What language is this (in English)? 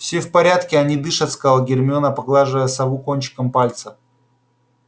Russian